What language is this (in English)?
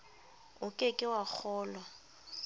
Southern Sotho